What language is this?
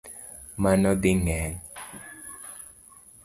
Luo (Kenya and Tanzania)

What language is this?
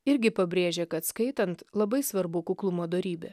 Lithuanian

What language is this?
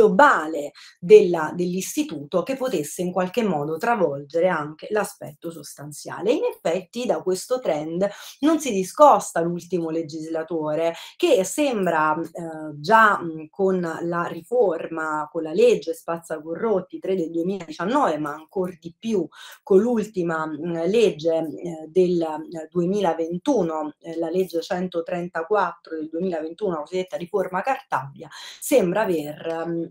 Italian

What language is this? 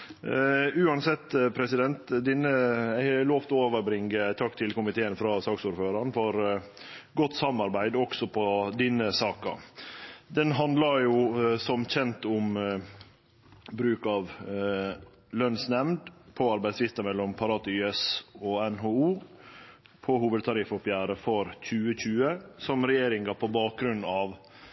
Norwegian Nynorsk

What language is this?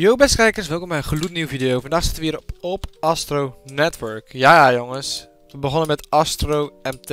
Dutch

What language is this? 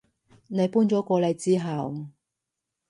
Cantonese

